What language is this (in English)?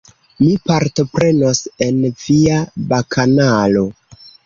Esperanto